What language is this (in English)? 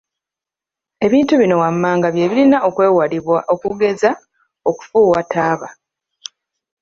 Ganda